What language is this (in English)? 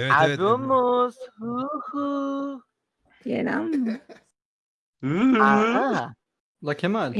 Turkish